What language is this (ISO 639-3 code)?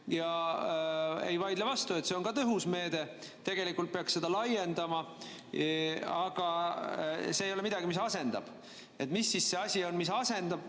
est